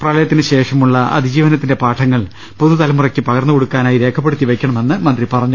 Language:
Malayalam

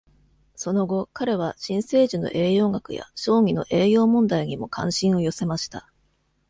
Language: Japanese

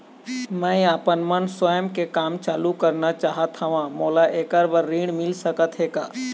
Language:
Chhattisgarhi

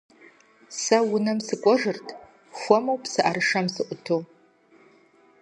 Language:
Kabardian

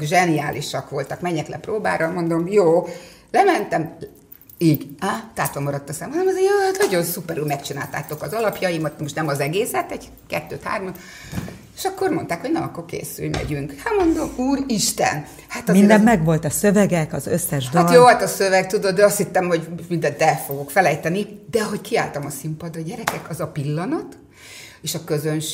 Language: Hungarian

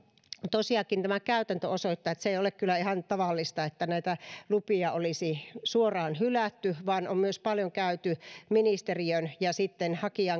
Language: Finnish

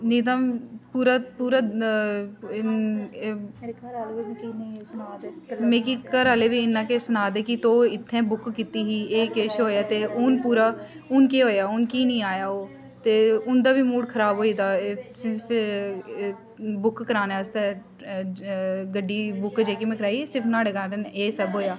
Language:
Dogri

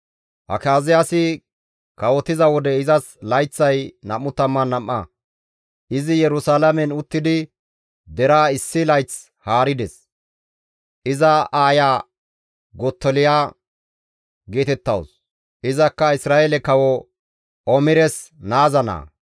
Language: Gamo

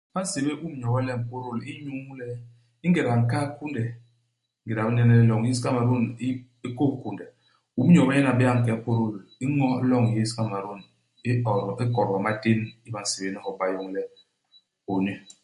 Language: Basaa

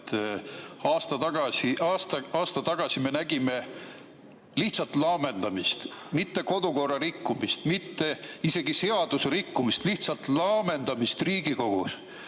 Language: Estonian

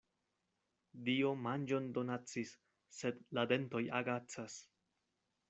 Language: Esperanto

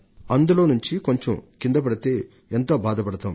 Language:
Telugu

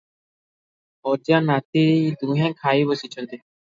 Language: Odia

